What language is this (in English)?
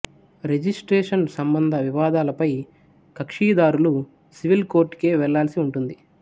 Telugu